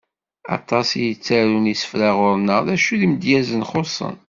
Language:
Kabyle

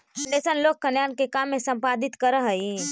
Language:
Magahi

